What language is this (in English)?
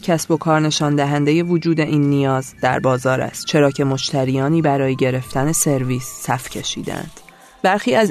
Persian